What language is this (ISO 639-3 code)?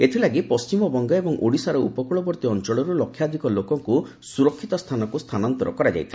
ori